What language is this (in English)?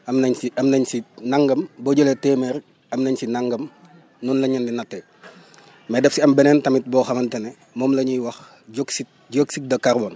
Wolof